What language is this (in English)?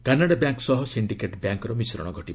Odia